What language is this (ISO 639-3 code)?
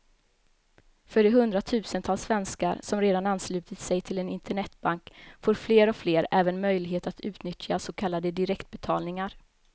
swe